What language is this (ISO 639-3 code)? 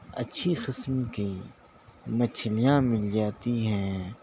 urd